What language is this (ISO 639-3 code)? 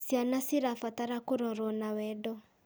kik